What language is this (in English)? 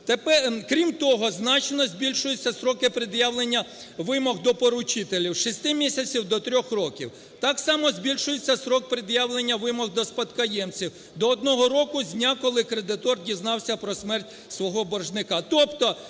Ukrainian